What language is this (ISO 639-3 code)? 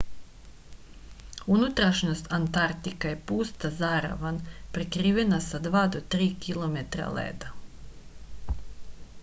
srp